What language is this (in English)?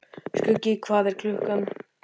Icelandic